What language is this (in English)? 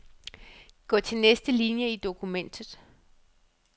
Danish